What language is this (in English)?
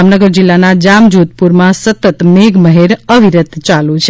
Gujarati